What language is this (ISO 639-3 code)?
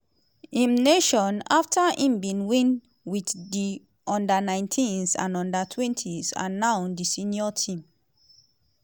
pcm